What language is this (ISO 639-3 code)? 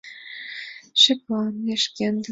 chm